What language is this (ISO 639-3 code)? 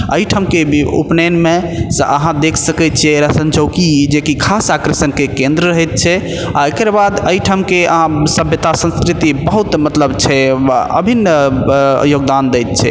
mai